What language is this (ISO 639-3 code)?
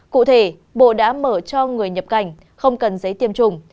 vie